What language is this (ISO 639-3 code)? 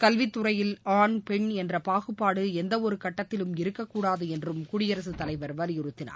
tam